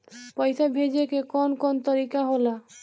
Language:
Bhojpuri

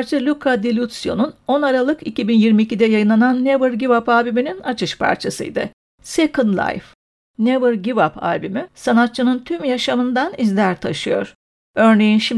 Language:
Turkish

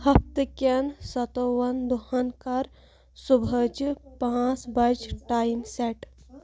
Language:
Kashmiri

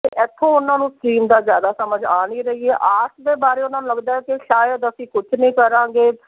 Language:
Punjabi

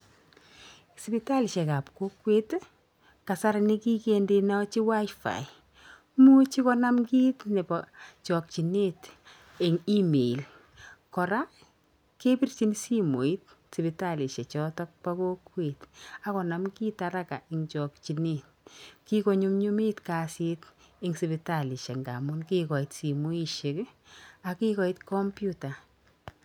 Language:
Kalenjin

